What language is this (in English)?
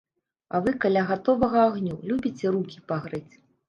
Belarusian